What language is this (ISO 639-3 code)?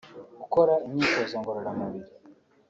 kin